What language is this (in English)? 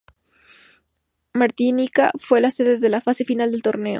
Spanish